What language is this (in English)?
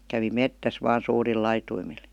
Finnish